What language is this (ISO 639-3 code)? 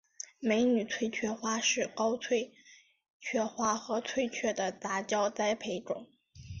zho